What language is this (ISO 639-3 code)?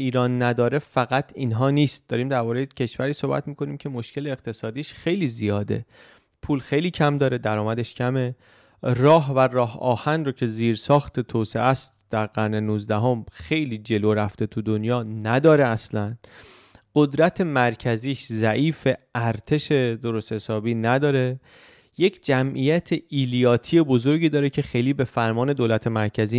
fas